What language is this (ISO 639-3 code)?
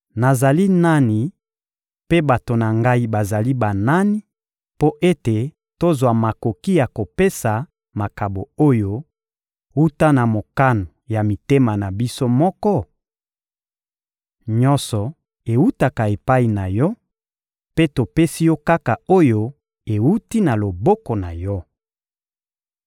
lin